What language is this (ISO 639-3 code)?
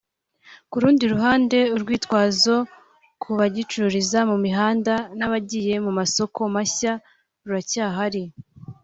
kin